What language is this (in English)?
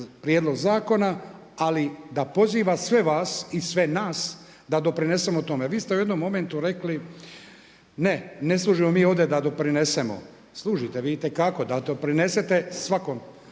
Croatian